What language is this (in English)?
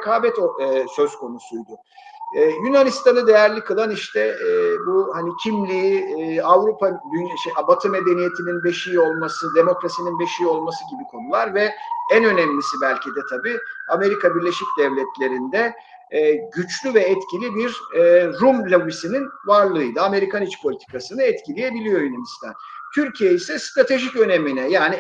Turkish